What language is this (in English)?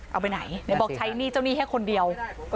Thai